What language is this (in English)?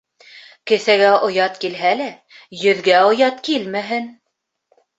Bashkir